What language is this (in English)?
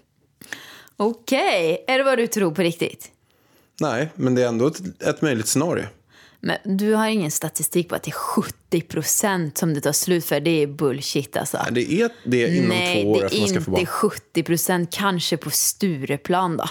Swedish